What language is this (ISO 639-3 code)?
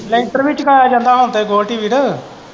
pan